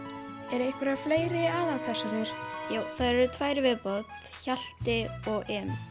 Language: Icelandic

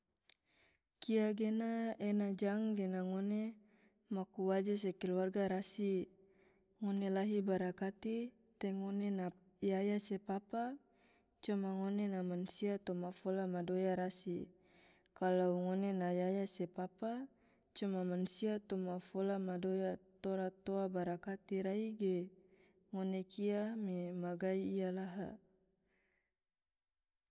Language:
Tidore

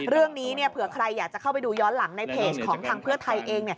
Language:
Thai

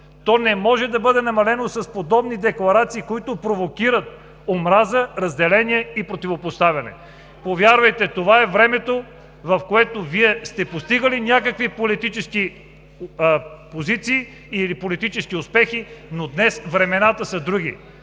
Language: Bulgarian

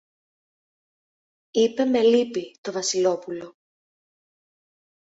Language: Greek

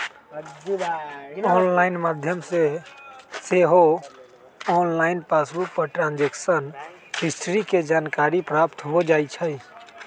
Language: Magahi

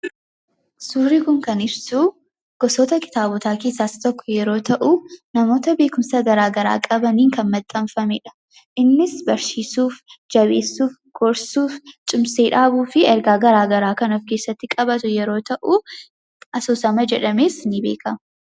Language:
Oromo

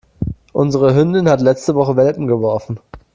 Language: German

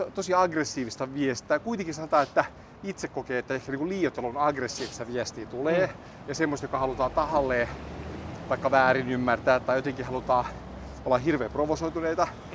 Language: Finnish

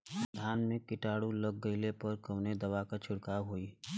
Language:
Bhojpuri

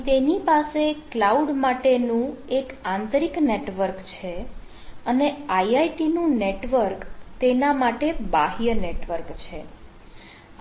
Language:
Gujarati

